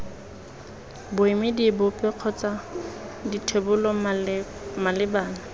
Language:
Tswana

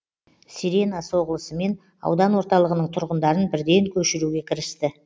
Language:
Kazakh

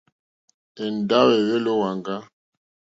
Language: Mokpwe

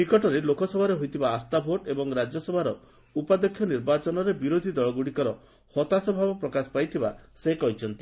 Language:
Odia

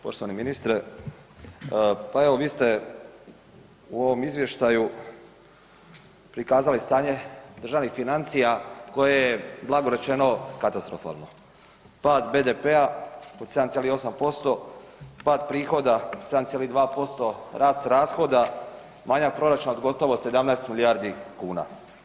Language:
Croatian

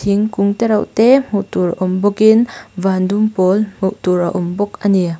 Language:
Mizo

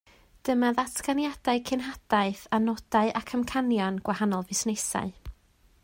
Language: Welsh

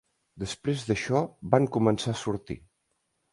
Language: Catalan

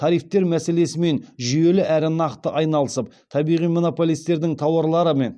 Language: Kazakh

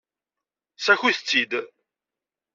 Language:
Kabyle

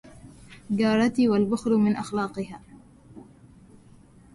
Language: Arabic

